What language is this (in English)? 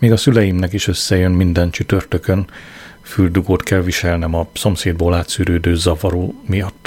Hungarian